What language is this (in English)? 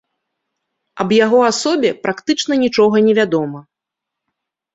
Belarusian